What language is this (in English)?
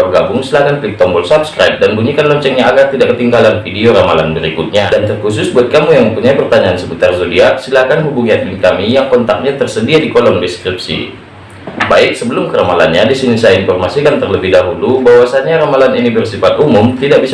Indonesian